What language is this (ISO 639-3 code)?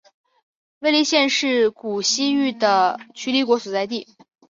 zho